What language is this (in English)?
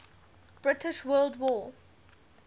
English